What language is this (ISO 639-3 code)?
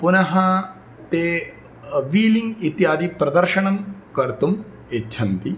san